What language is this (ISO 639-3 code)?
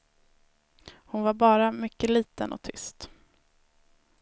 swe